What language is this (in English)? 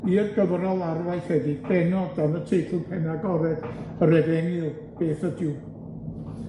Welsh